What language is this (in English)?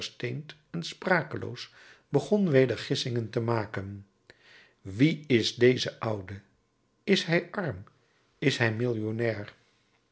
Dutch